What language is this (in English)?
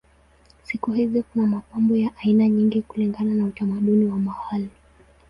Swahili